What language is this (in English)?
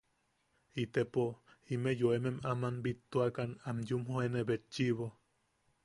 Yaqui